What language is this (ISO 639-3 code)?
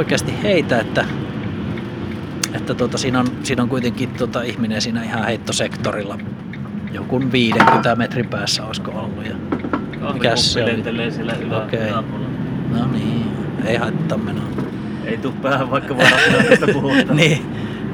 fin